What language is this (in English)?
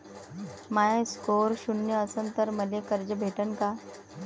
Marathi